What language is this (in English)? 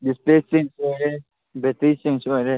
Manipuri